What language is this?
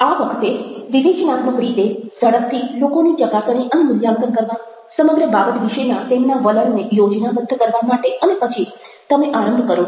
Gujarati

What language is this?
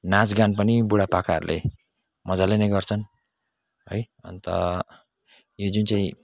Nepali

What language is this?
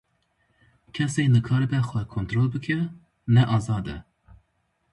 Kurdish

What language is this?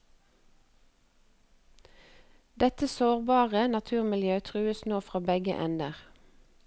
Norwegian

